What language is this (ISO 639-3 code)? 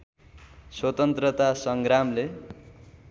nep